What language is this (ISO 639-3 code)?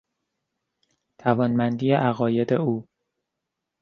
fas